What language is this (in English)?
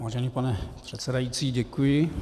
Czech